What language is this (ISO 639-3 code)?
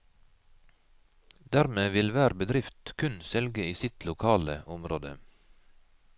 nor